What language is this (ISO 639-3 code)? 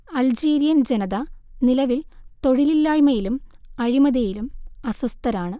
mal